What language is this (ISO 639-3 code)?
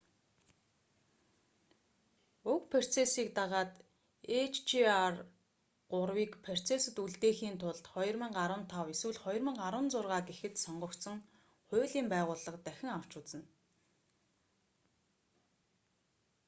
mon